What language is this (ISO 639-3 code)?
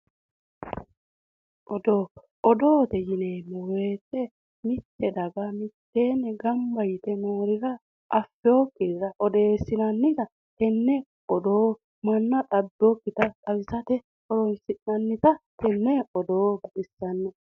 sid